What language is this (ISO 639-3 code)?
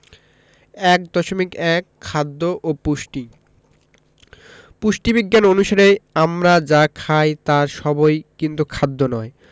ben